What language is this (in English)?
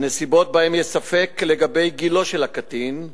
Hebrew